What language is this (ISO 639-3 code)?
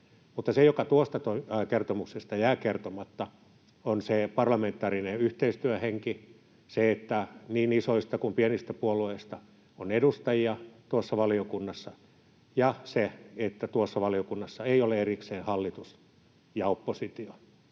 fin